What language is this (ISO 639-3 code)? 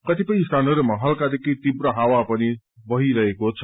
nep